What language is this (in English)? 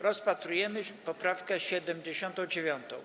Polish